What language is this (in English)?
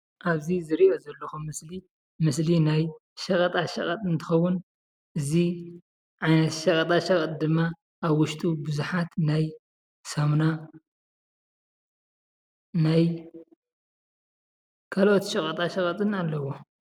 Tigrinya